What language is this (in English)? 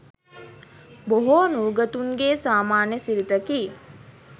Sinhala